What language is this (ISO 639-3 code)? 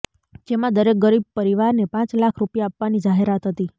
guj